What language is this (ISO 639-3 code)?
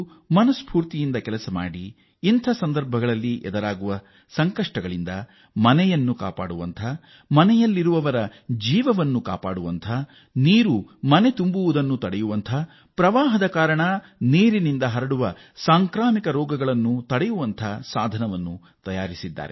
kan